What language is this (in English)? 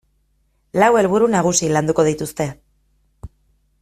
Basque